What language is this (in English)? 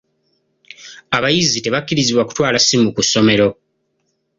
Ganda